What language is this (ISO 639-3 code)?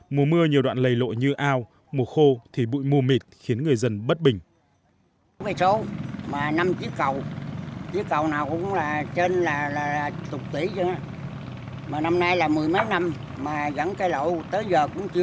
vie